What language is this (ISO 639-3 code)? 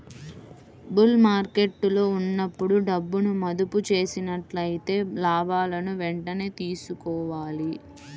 tel